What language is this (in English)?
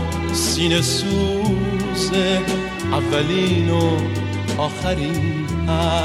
Persian